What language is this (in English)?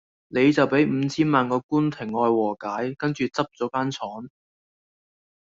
Cantonese